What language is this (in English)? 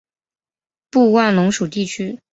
Chinese